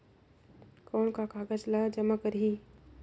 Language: Chhattisgarhi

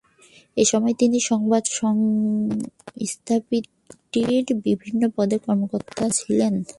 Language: Bangla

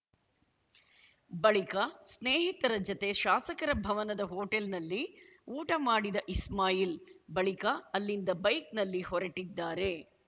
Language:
Kannada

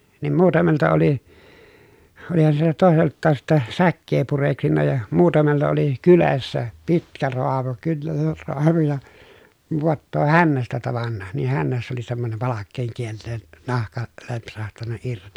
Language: Finnish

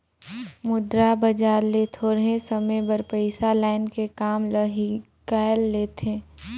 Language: Chhattisgarhi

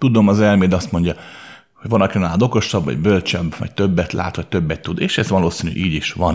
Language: Hungarian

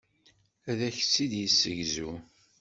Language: Kabyle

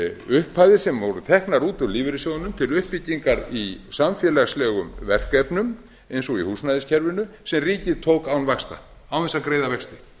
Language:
Icelandic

